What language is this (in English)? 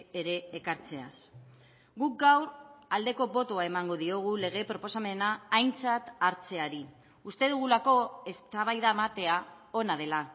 Basque